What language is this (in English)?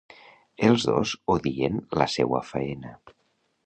Catalan